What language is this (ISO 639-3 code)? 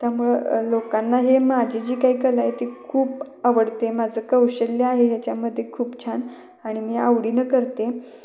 mar